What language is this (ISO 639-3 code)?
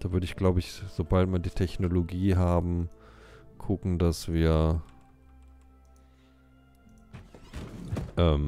deu